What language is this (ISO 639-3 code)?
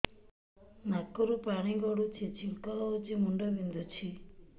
ori